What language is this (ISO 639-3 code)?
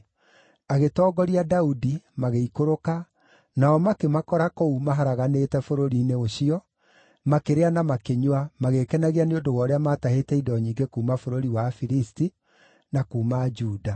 kik